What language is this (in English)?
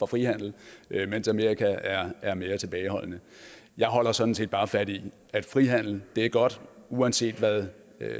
Danish